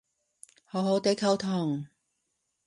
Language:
Cantonese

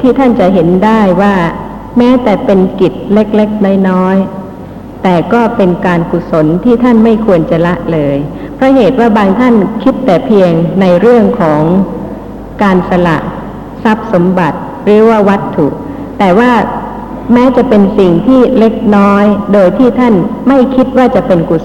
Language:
Thai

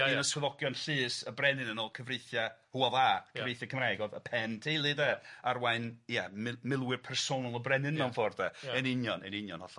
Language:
Welsh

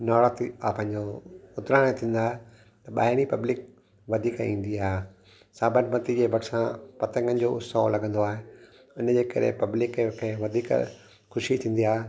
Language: Sindhi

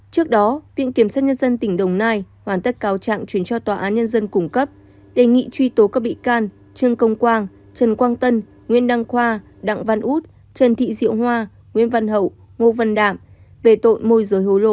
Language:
Vietnamese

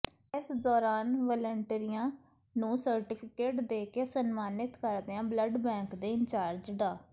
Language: Punjabi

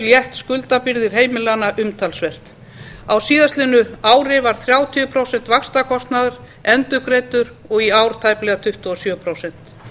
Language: Icelandic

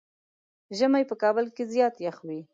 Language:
Pashto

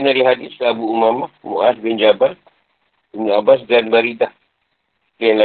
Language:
Malay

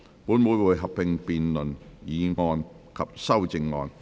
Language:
Cantonese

